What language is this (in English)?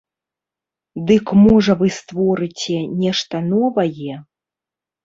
Belarusian